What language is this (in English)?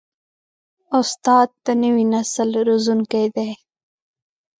Pashto